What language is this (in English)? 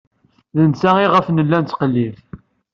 Kabyle